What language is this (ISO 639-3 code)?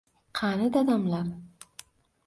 uzb